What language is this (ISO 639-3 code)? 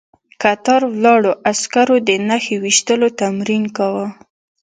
pus